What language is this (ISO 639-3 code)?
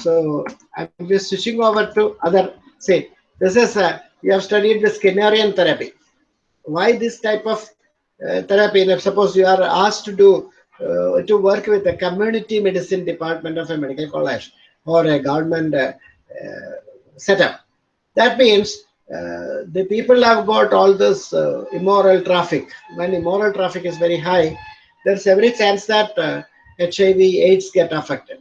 eng